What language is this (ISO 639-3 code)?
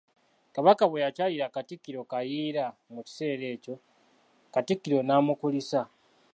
lug